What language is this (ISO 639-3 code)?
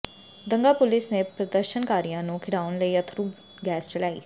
pan